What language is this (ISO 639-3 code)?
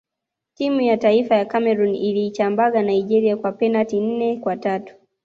swa